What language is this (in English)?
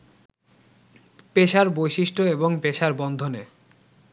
Bangla